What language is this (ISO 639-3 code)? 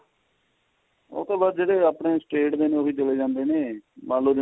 pan